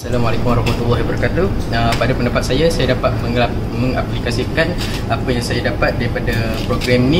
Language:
Malay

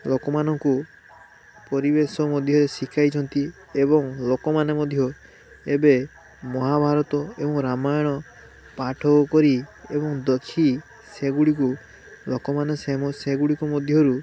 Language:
Odia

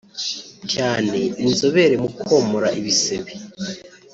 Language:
Kinyarwanda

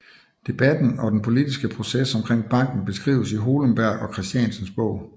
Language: Danish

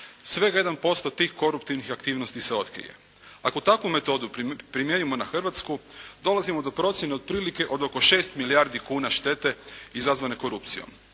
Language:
Croatian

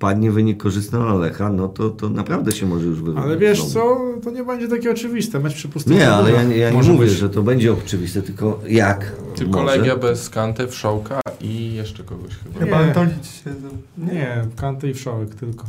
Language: Polish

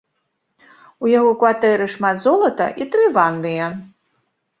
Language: Belarusian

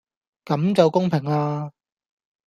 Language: Cantonese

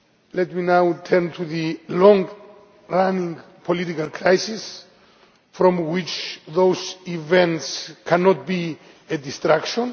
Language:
English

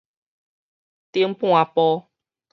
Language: Min Nan Chinese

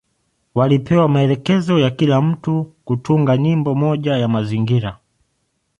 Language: Swahili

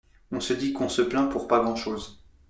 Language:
French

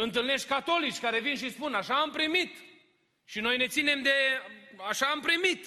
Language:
Romanian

